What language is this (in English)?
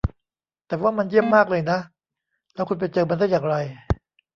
Thai